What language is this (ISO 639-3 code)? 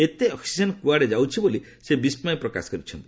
ori